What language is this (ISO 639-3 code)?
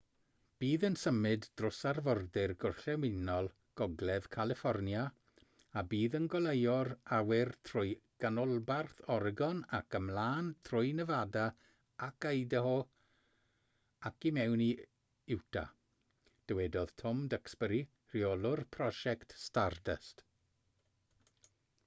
cym